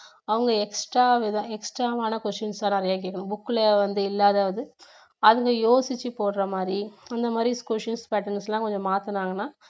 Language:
Tamil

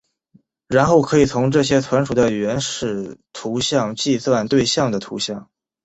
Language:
Chinese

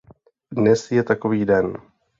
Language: Czech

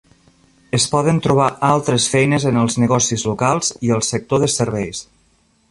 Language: Catalan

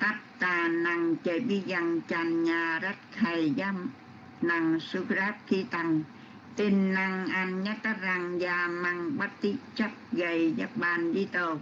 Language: Vietnamese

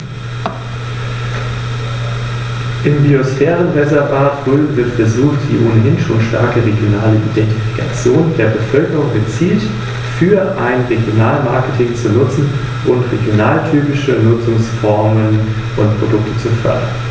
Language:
German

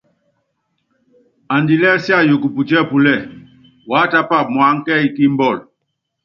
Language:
Yangben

